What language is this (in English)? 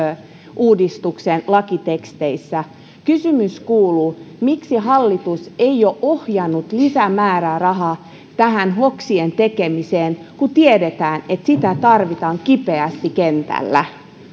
Finnish